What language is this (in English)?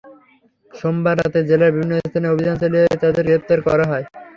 Bangla